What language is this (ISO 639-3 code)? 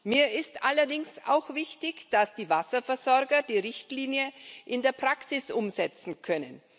deu